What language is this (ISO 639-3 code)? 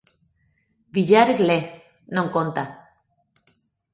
glg